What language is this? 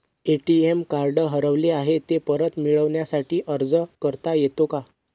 Marathi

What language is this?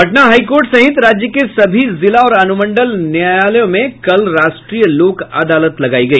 Hindi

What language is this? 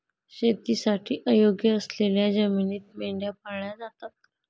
Marathi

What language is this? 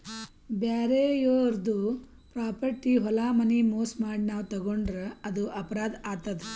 Kannada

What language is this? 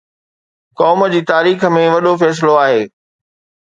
Sindhi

